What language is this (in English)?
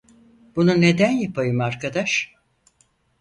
Turkish